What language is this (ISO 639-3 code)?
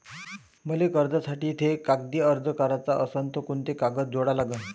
mar